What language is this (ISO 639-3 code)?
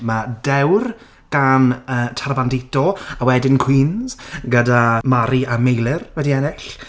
cym